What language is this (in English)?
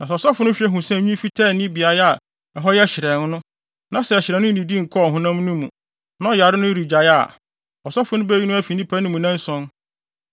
Akan